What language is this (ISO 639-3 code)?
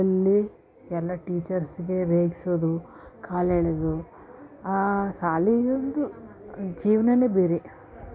kan